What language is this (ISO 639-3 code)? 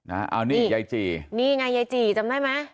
tha